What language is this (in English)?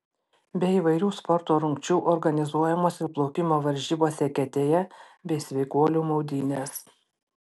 Lithuanian